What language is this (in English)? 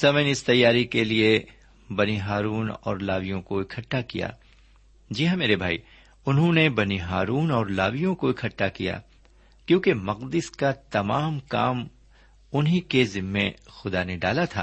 Urdu